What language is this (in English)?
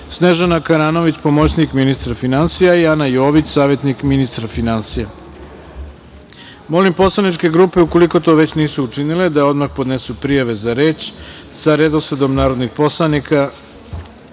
Serbian